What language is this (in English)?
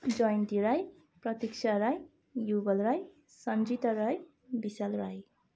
Nepali